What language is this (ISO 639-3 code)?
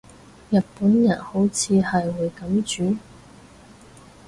yue